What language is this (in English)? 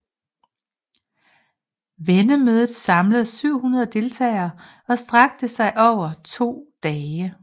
Danish